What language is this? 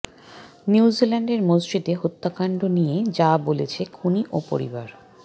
Bangla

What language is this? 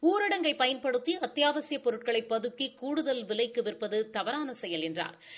Tamil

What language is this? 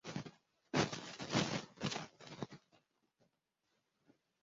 Kinyarwanda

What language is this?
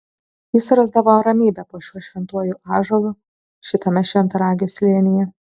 Lithuanian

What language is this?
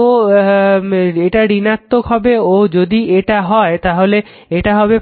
Bangla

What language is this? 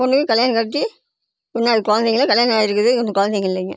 Tamil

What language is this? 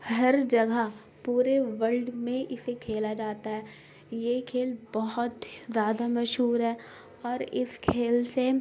Urdu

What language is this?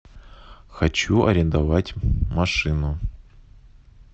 Russian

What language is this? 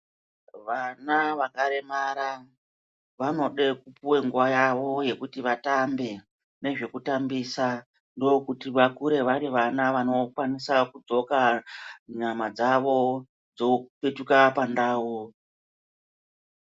Ndau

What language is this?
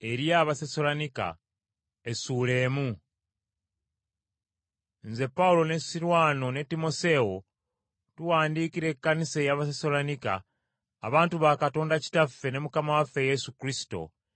Ganda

